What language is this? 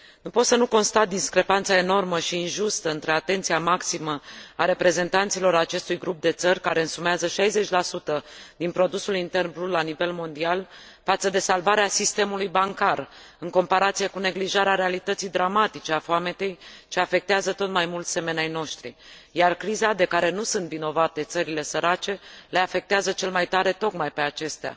Romanian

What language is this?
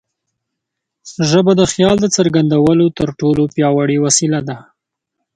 Pashto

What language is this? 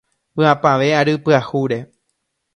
Guarani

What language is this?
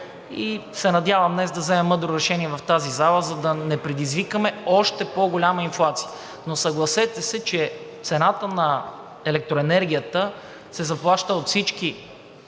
Bulgarian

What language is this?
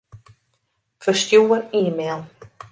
Western Frisian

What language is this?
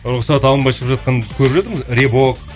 Kazakh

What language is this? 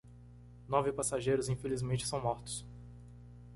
Portuguese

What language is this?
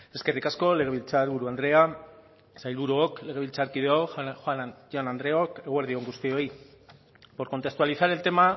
Basque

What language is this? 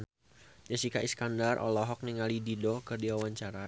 Sundanese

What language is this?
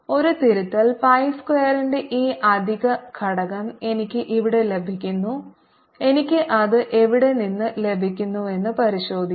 Malayalam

